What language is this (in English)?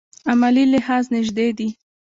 Pashto